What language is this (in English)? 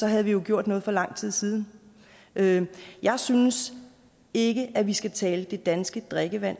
Danish